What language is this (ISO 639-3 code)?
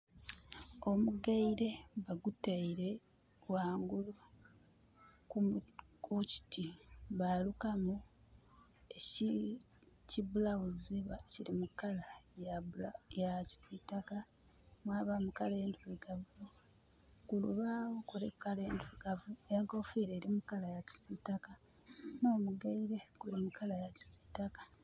xog